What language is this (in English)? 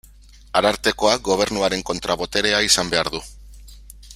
Basque